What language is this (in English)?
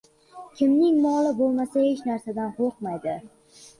Uzbek